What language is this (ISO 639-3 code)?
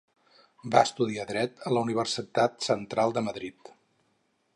cat